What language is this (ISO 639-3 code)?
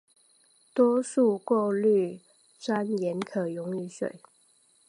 zho